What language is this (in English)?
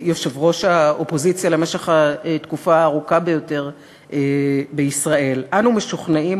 Hebrew